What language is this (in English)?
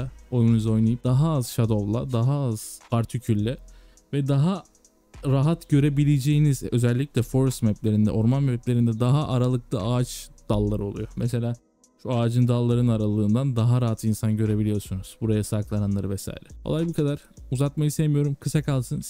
Turkish